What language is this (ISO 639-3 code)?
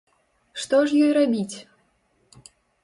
bel